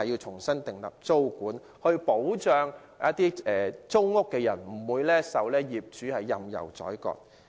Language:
Cantonese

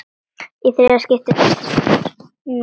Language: Icelandic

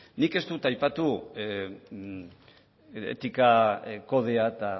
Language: Basque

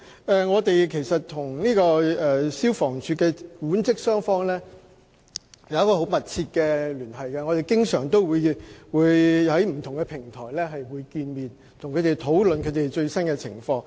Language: Cantonese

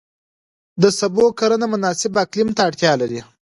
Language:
Pashto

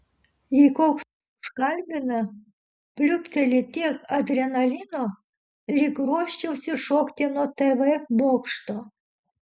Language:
Lithuanian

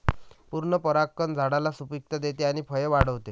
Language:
Marathi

